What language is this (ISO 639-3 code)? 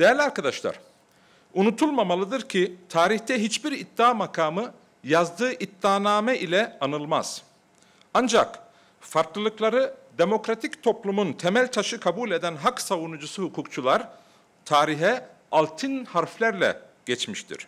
tur